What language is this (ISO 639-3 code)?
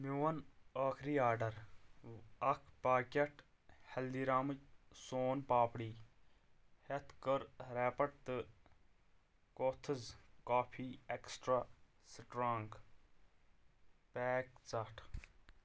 kas